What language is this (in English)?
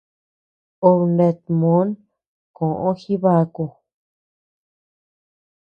Tepeuxila Cuicatec